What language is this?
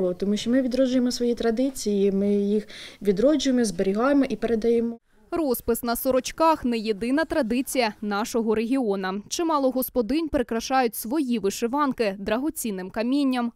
Ukrainian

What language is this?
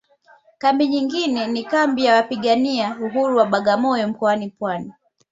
Swahili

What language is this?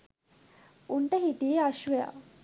Sinhala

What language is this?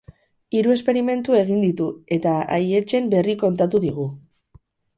Basque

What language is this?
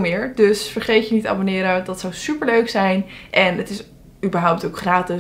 Dutch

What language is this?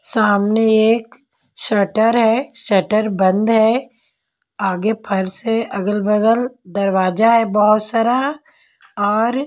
Hindi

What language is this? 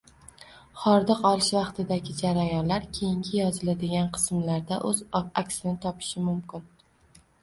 Uzbek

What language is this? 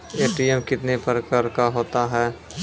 Maithili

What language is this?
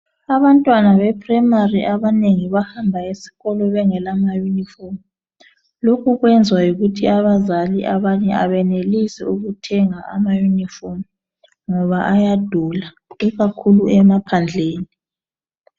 North Ndebele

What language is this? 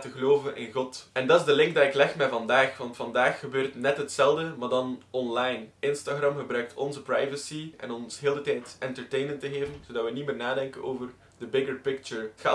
Dutch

